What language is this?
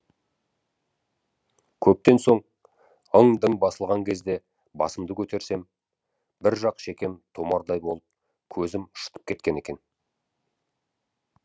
Kazakh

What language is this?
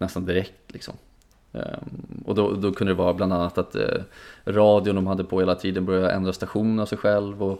Swedish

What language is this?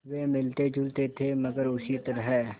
Hindi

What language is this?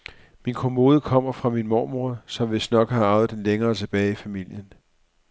Danish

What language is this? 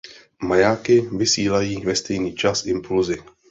Czech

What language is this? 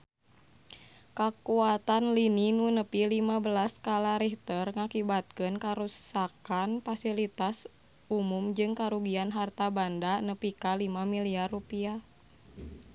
Sundanese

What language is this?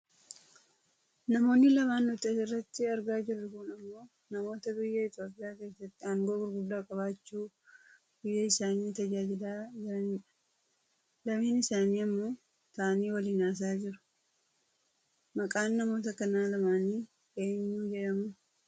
Oromo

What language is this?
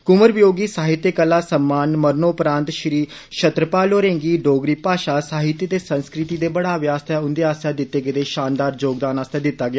Dogri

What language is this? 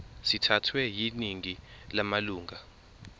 Zulu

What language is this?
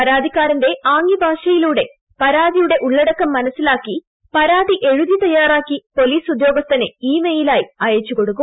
Malayalam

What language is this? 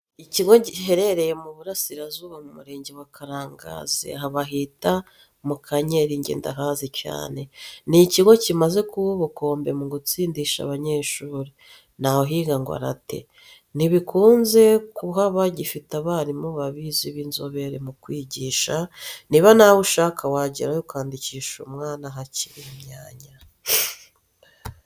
Kinyarwanda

